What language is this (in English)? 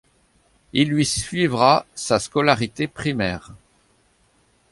French